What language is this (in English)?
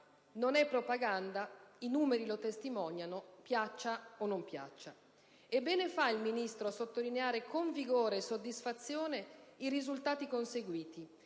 Italian